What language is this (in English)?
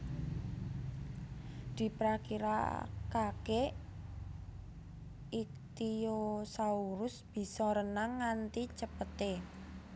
Javanese